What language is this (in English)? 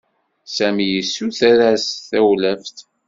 Kabyle